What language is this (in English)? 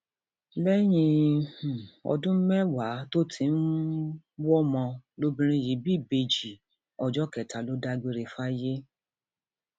Yoruba